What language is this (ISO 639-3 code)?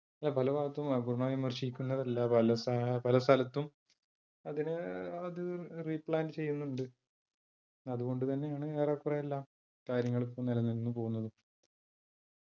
mal